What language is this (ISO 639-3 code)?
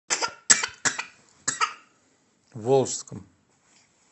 rus